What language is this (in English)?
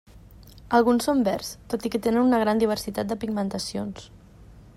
Catalan